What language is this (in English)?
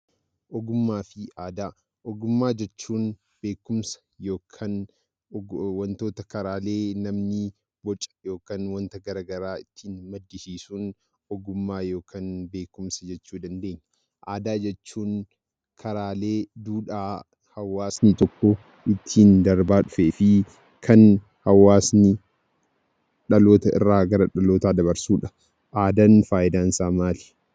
Oromo